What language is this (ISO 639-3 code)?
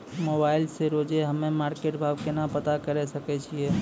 mai